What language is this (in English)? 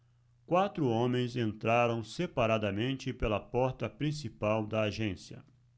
Portuguese